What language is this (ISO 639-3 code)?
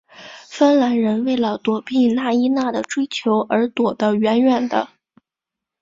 zho